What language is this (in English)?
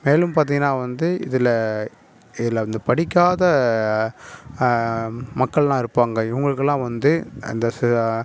Tamil